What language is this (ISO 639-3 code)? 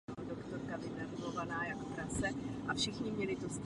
ces